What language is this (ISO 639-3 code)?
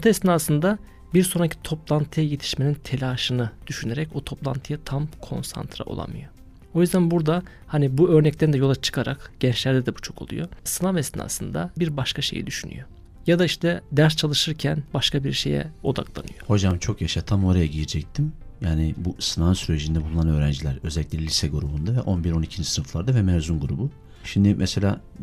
tur